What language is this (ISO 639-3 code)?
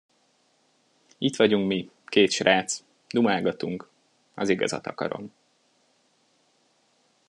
hun